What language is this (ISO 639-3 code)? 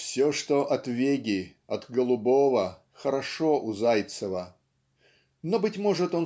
rus